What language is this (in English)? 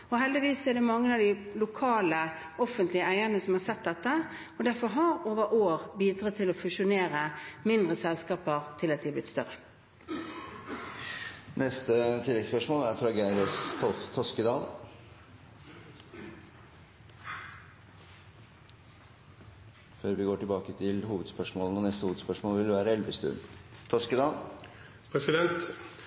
Norwegian